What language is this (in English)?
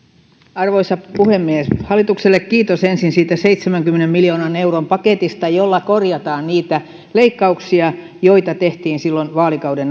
Finnish